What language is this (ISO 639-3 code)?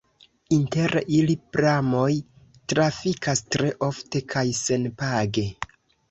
epo